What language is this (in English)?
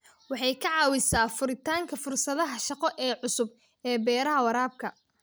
Somali